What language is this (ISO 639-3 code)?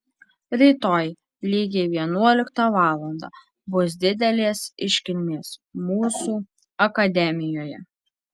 lit